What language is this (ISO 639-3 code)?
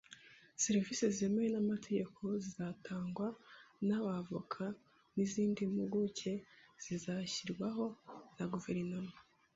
kin